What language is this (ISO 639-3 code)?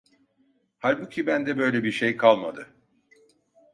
tur